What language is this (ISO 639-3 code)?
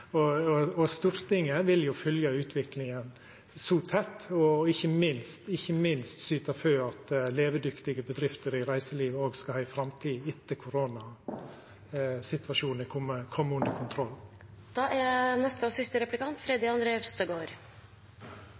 nor